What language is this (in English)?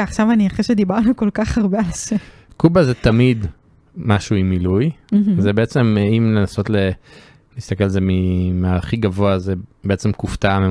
Hebrew